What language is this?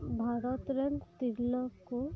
Santali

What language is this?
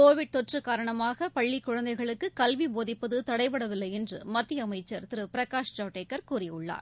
Tamil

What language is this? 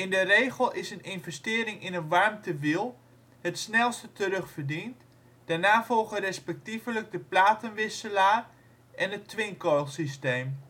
Dutch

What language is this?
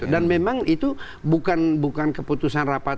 Indonesian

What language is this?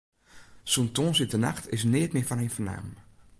Western Frisian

